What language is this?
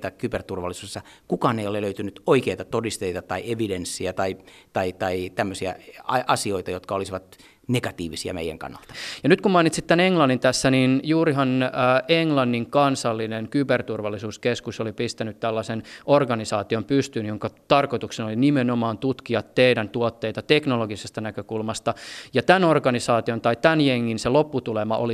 Finnish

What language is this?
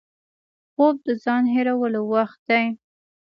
Pashto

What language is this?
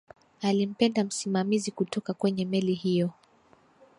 Swahili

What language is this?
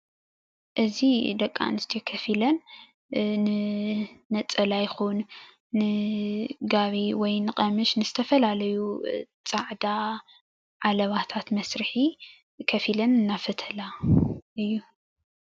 Tigrinya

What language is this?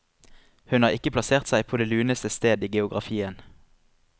Norwegian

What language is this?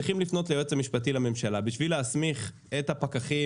Hebrew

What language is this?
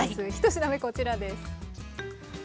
Japanese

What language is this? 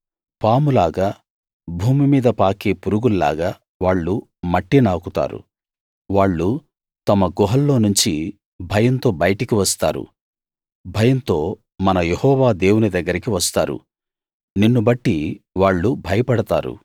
Telugu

